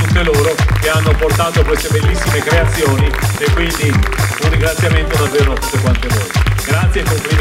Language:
Italian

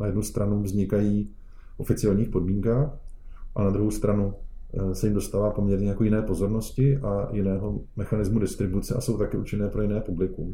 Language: Czech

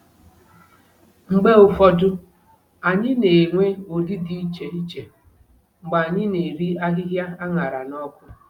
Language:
Igbo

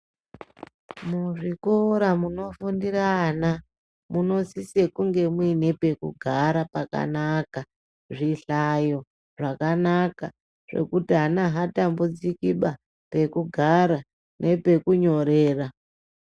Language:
Ndau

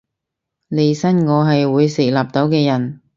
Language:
Cantonese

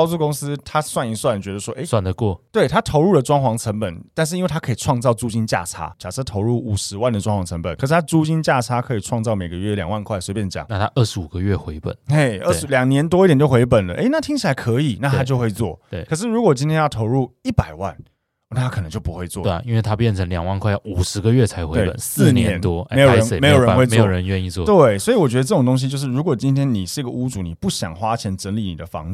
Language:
Chinese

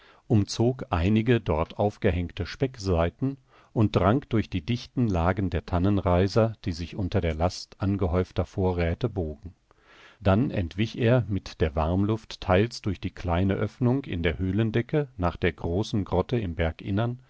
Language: German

